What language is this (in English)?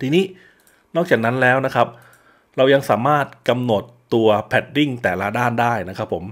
Thai